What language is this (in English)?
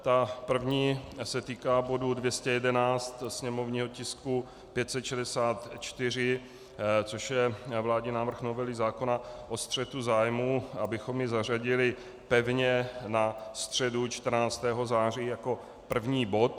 Czech